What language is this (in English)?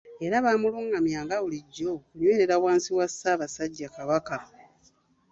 Ganda